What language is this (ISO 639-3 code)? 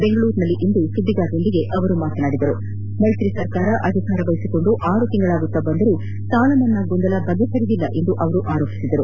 kan